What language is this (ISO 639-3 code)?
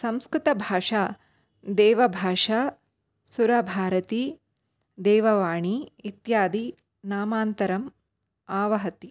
san